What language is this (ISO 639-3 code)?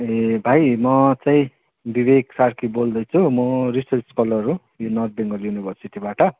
nep